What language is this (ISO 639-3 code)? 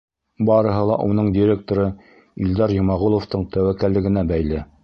bak